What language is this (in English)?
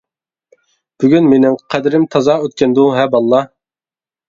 Uyghur